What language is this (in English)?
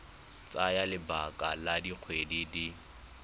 Tswana